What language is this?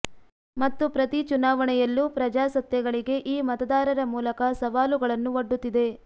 Kannada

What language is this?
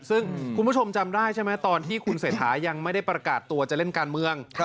Thai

